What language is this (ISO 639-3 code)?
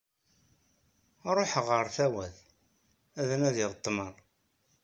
kab